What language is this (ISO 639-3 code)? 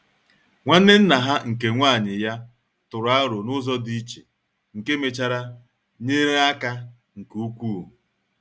ibo